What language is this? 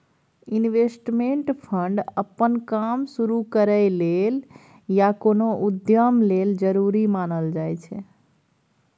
Maithili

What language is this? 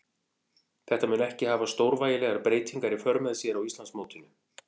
Icelandic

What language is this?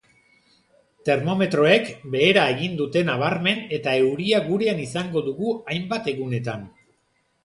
Basque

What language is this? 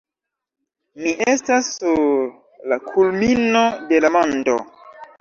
Esperanto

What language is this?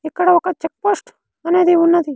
Telugu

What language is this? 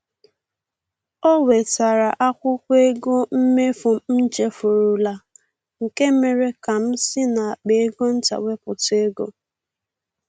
Igbo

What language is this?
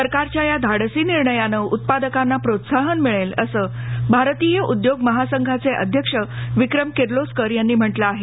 Marathi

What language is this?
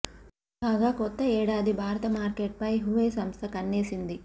Telugu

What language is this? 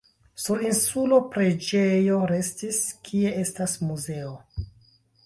Esperanto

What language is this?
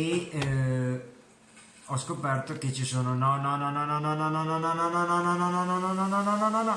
Italian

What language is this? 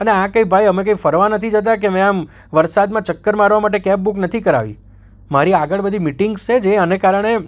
Gujarati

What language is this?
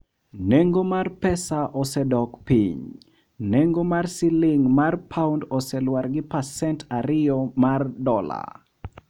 Luo (Kenya and Tanzania)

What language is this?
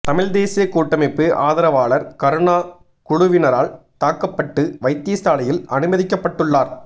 Tamil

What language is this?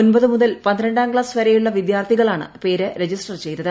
Malayalam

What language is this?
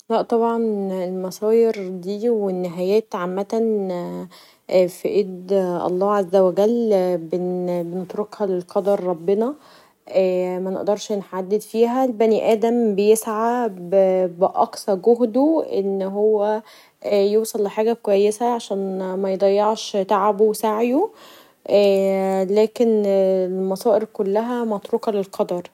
Egyptian Arabic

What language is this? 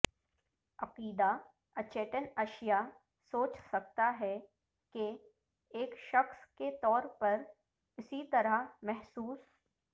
Urdu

